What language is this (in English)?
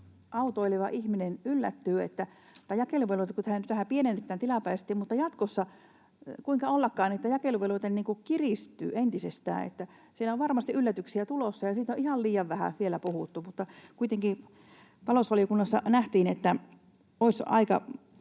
Finnish